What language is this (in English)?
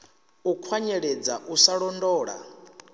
Venda